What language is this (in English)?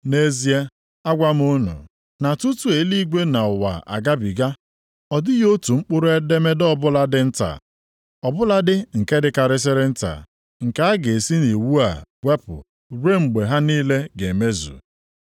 Igbo